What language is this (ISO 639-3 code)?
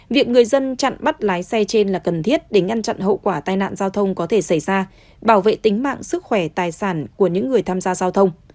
vie